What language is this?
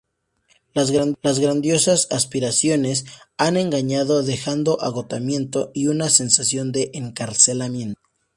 Spanish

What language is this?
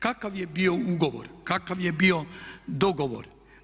Croatian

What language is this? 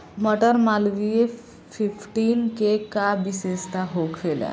Bhojpuri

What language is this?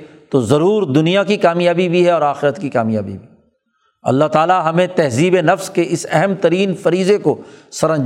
Urdu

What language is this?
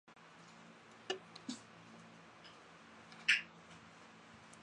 Chinese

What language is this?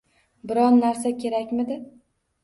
Uzbek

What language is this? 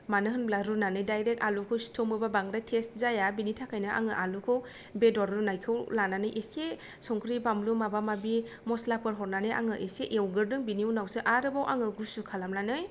Bodo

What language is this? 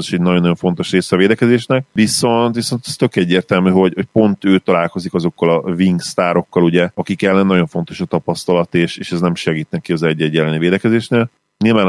Hungarian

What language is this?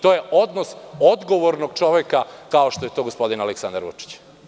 Serbian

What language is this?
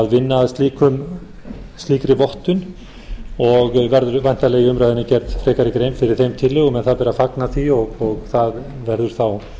Icelandic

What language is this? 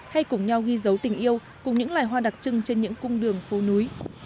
Vietnamese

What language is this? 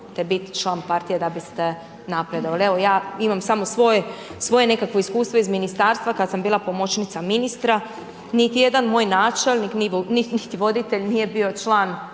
Croatian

